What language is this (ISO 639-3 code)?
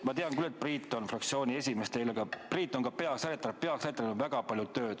est